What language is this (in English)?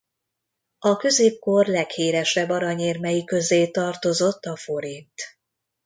Hungarian